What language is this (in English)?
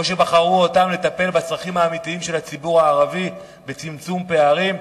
Hebrew